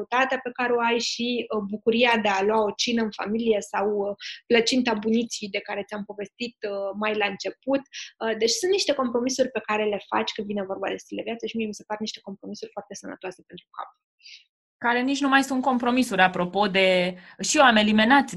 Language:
Romanian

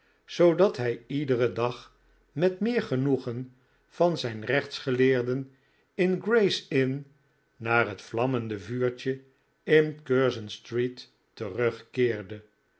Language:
Dutch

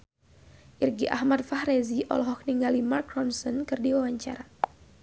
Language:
Sundanese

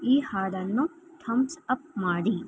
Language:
Kannada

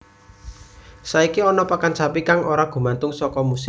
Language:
Javanese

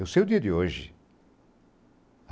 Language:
Portuguese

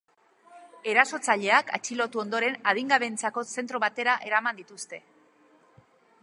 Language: Basque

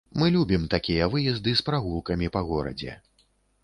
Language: Belarusian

